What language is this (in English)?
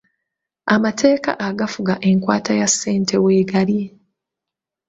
Ganda